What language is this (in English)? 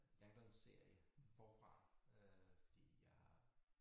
Danish